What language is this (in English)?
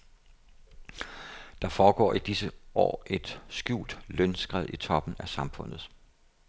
Danish